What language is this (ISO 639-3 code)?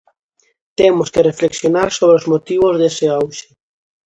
glg